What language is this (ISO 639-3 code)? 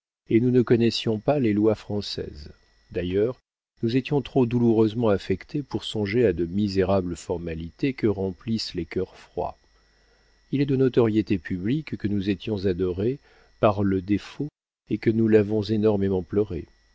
fra